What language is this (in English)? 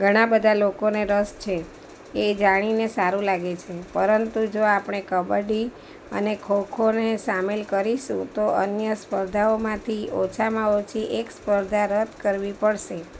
Gujarati